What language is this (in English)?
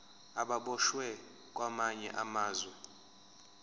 Zulu